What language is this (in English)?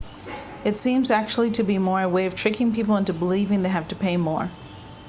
English